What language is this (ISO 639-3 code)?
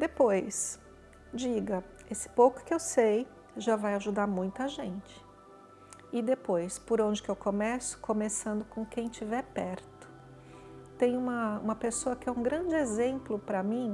por